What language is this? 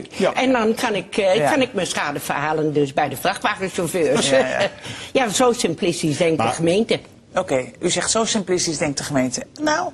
Dutch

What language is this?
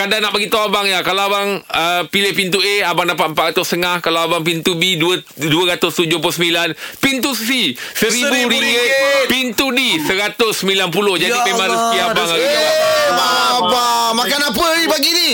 Malay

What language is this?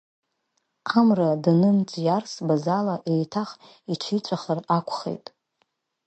Abkhazian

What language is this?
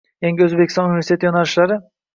Uzbek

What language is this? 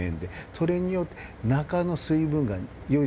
Japanese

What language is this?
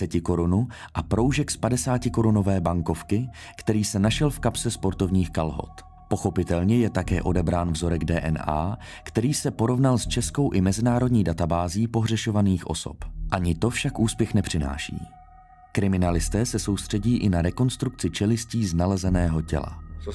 Czech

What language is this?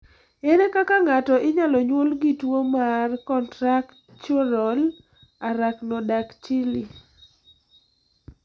Luo (Kenya and Tanzania)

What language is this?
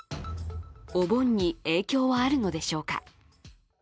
Japanese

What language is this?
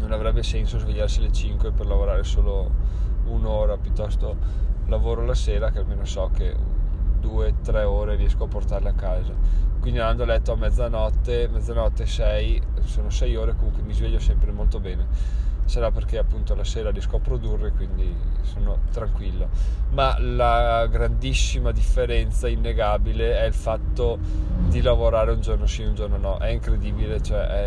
Italian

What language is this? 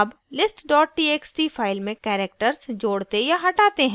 Hindi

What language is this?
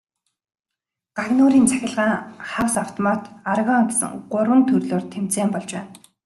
Mongolian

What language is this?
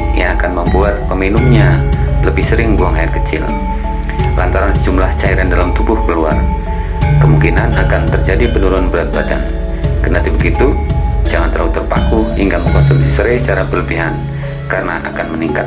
Indonesian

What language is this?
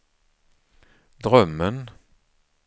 Swedish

